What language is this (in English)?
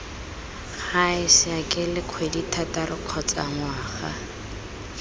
Tswana